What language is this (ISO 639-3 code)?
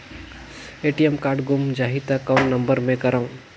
hne